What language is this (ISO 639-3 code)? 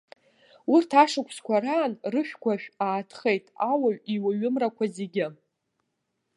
abk